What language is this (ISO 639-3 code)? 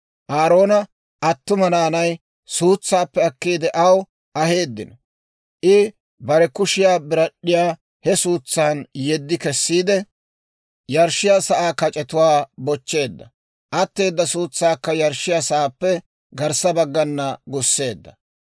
dwr